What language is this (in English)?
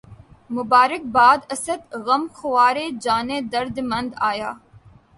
Urdu